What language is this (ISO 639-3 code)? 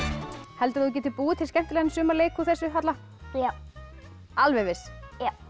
isl